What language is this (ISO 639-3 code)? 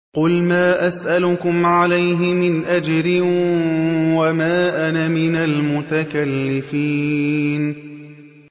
ara